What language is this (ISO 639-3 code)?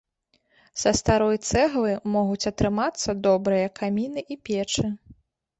bel